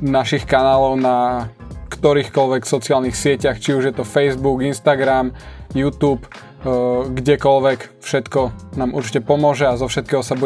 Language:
Slovak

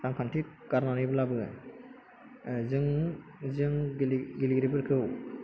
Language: Bodo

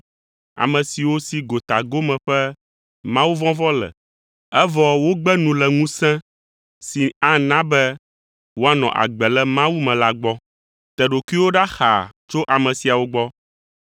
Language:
Ewe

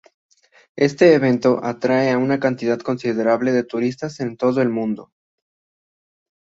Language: Spanish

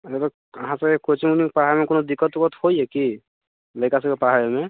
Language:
Maithili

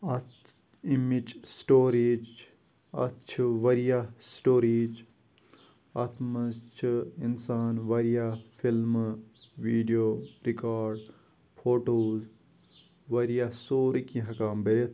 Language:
Kashmiri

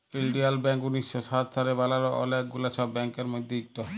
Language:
Bangla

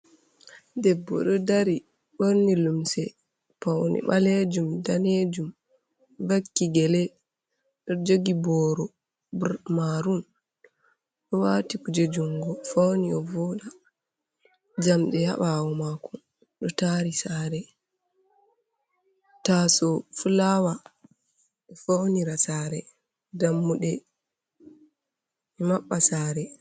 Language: Fula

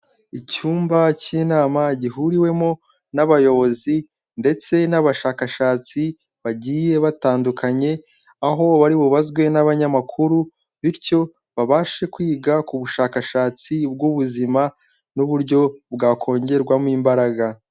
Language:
Kinyarwanda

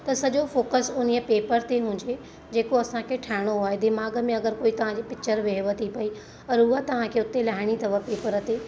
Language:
Sindhi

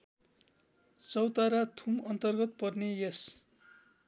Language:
Nepali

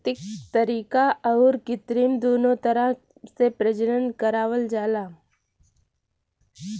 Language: Bhojpuri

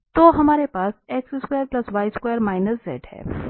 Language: Hindi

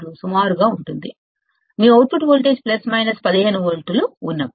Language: Telugu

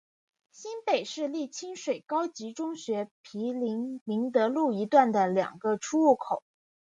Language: Chinese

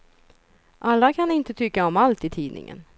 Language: Swedish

